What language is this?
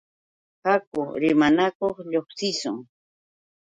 Yauyos Quechua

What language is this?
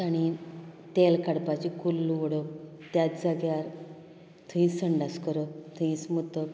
Konkani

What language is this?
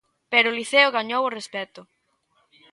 Galician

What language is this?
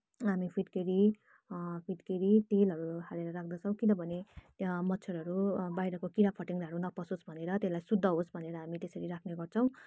Nepali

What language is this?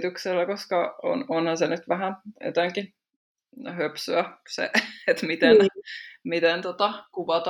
Finnish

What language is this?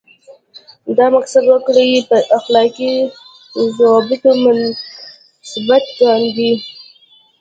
Pashto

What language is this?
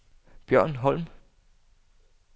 Danish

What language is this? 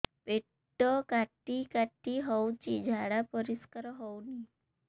Odia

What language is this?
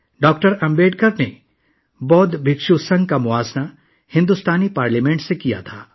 Urdu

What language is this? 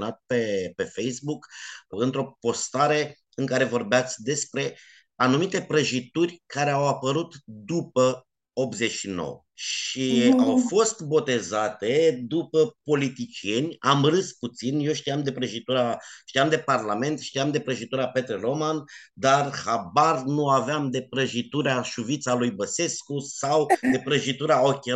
Romanian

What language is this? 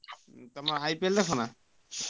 Odia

